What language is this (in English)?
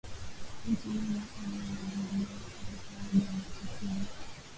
Swahili